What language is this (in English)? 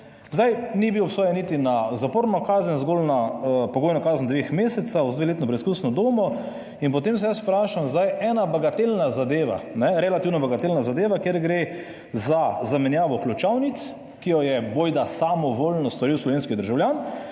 Slovenian